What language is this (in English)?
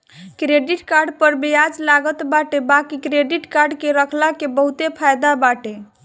Bhojpuri